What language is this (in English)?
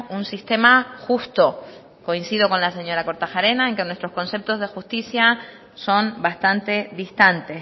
Spanish